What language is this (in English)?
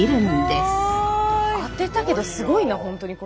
Japanese